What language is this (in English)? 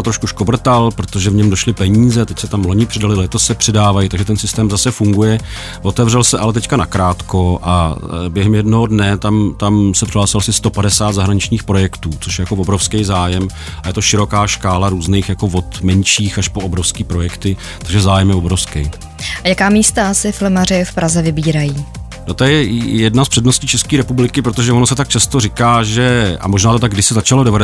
Czech